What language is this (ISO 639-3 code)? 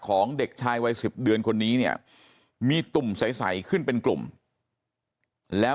tha